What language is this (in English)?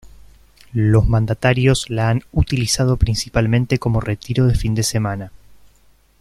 Spanish